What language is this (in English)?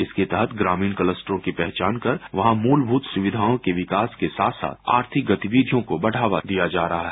Hindi